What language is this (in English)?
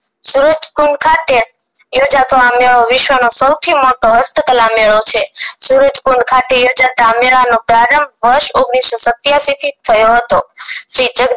Gujarati